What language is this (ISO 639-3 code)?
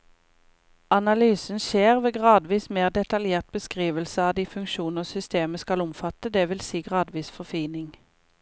nor